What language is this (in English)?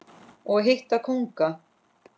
Icelandic